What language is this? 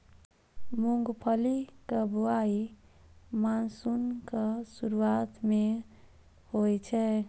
Maithili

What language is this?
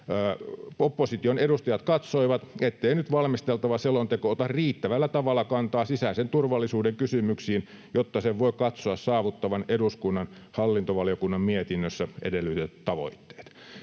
Finnish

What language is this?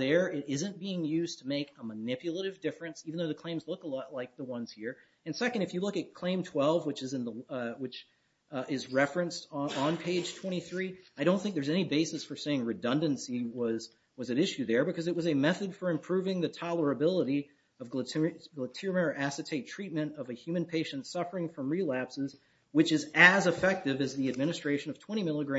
English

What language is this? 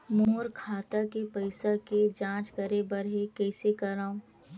Chhattisgarhi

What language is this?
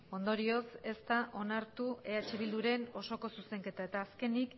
Basque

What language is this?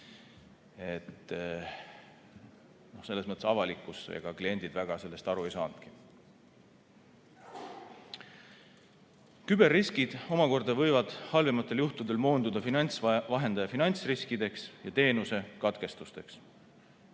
Estonian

